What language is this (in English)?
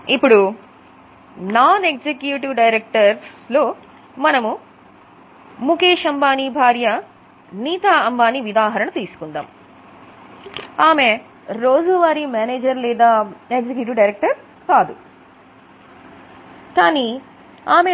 Telugu